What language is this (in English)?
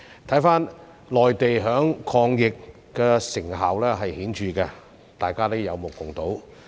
Cantonese